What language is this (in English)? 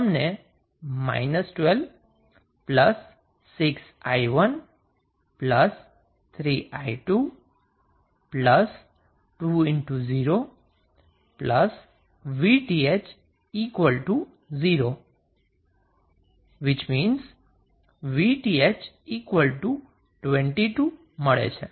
Gujarati